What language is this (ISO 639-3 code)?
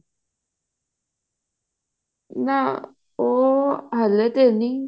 pan